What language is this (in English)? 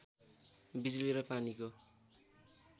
Nepali